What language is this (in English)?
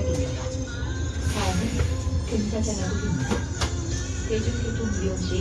Korean